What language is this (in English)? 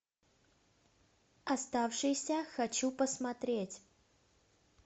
Russian